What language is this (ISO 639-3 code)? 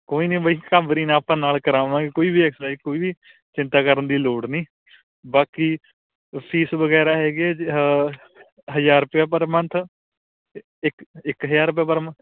pan